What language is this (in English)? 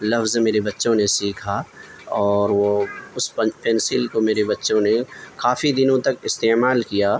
Urdu